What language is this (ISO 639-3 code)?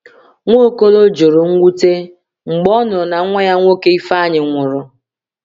ibo